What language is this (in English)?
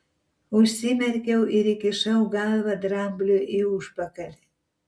Lithuanian